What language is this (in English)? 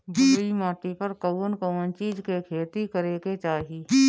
Bhojpuri